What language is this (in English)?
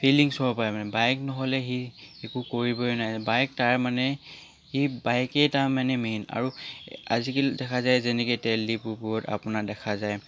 Assamese